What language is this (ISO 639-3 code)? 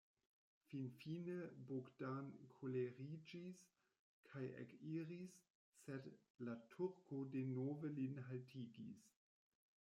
epo